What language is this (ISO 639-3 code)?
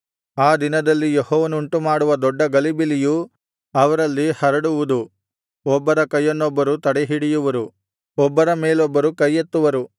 kan